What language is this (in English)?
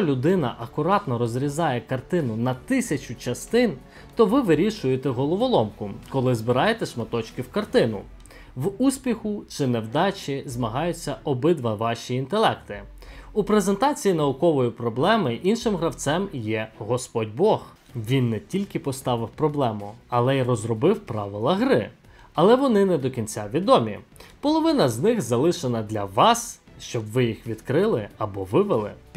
Ukrainian